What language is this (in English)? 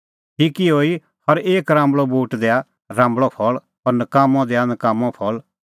Kullu Pahari